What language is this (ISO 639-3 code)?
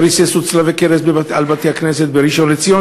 heb